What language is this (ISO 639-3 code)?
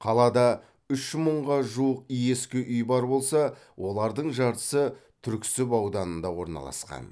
kaz